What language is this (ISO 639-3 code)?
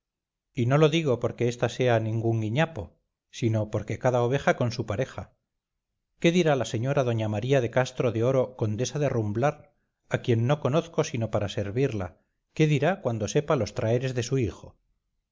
spa